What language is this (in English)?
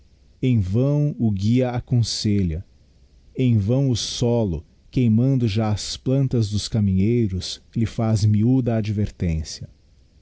Portuguese